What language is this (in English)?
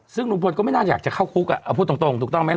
Thai